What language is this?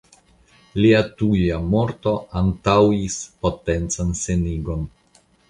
Esperanto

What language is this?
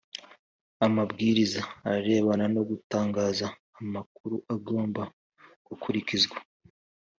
Kinyarwanda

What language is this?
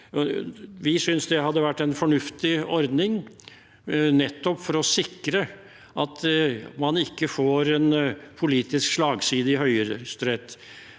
Norwegian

